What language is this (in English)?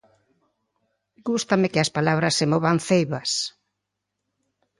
Galician